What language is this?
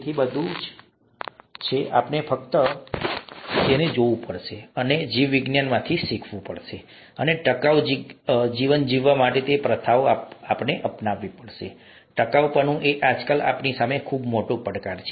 Gujarati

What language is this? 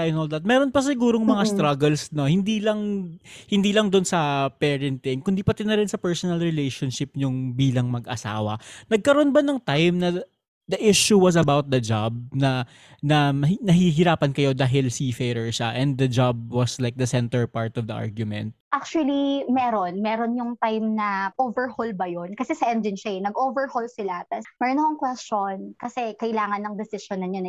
Filipino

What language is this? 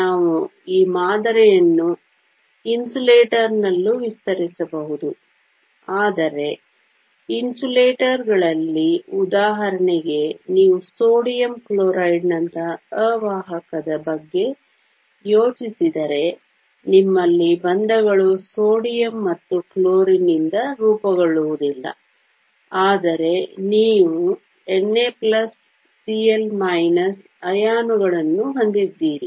Kannada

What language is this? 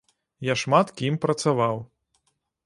Belarusian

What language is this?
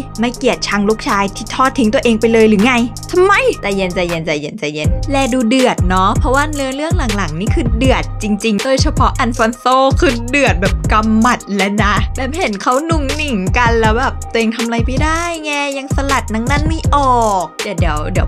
Thai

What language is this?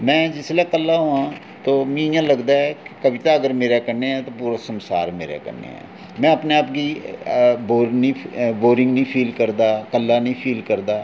Dogri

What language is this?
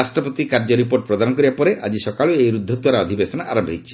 Odia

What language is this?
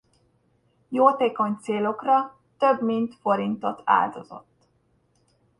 Hungarian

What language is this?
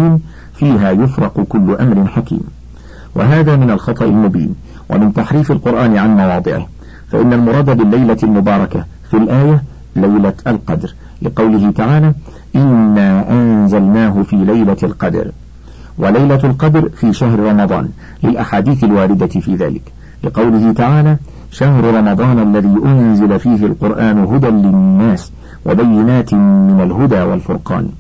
Arabic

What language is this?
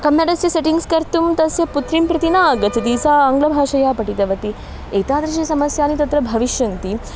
Sanskrit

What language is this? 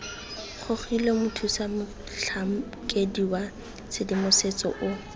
Tswana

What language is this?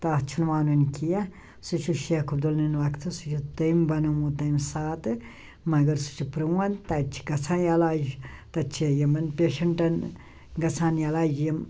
Kashmiri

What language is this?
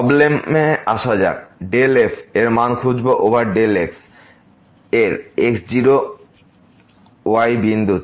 Bangla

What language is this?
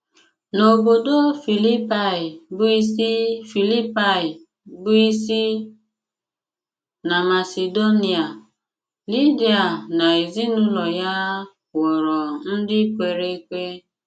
Igbo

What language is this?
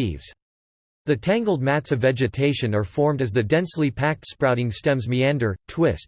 English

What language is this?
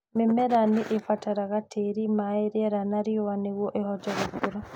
Kikuyu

